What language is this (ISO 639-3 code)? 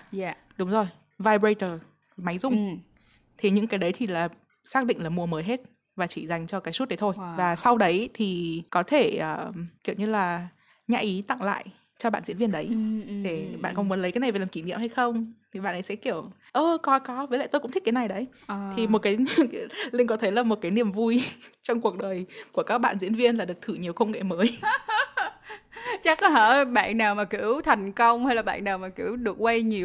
vie